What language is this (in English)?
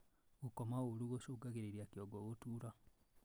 Kikuyu